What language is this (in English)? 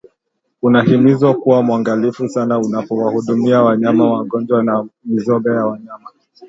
Swahili